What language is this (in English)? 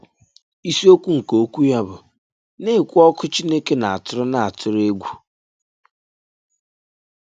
Igbo